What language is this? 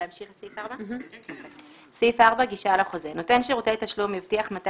Hebrew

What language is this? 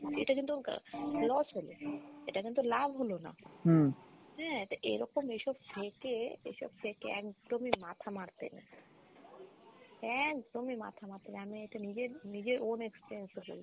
Bangla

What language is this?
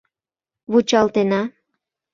Mari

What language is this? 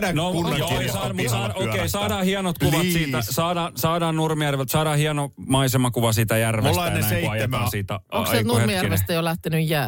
Finnish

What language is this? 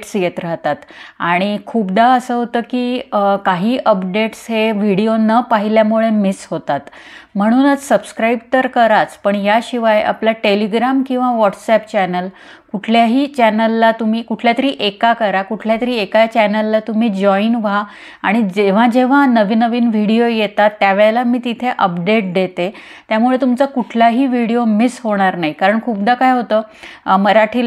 Marathi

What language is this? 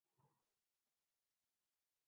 Urdu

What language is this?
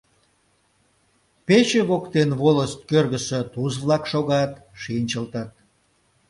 Mari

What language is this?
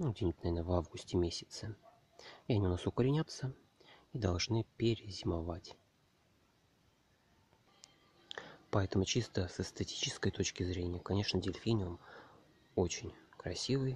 Russian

